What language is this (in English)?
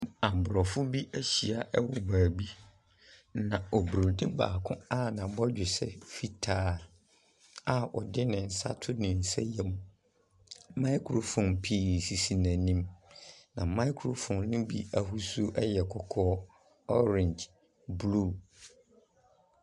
Akan